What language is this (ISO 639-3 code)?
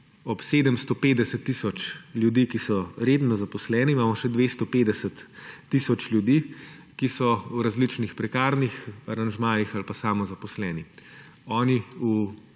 slv